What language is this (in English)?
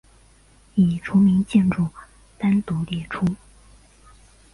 Chinese